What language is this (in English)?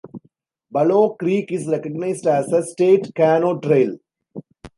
English